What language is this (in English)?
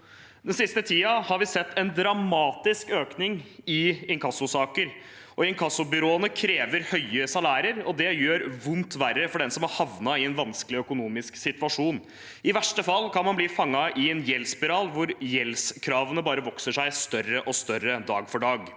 Norwegian